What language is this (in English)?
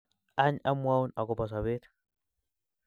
Kalenjin